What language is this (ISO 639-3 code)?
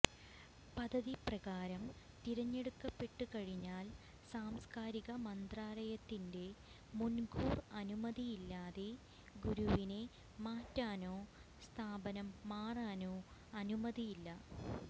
mal